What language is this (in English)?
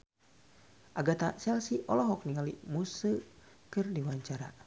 Sundanese